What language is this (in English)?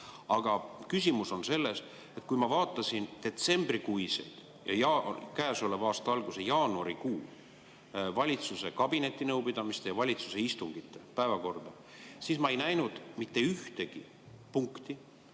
Estonian